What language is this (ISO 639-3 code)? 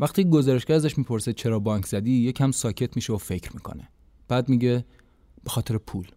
fas